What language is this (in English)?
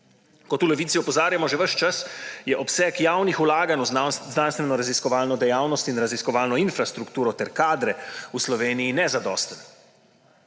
Slovenian